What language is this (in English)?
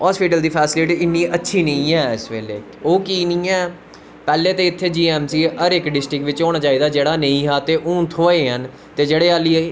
Dogri